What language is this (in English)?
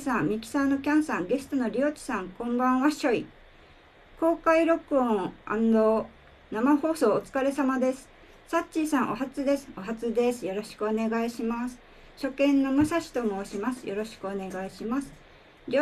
Japanese